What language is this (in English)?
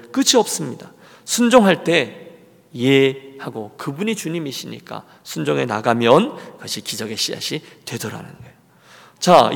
Korean